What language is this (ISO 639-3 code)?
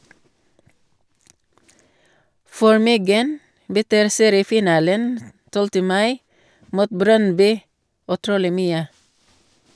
nor